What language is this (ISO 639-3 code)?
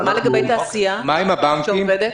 heb